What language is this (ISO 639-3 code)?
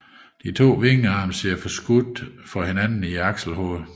dan